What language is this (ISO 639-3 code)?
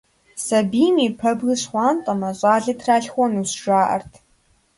kbd